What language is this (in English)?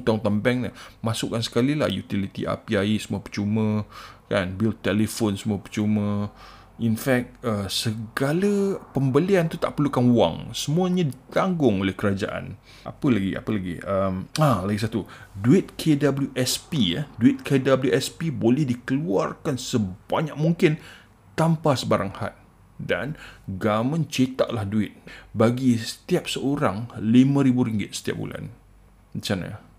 Malay